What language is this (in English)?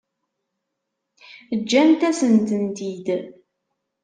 Kabyle